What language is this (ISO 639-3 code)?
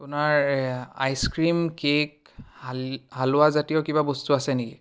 asm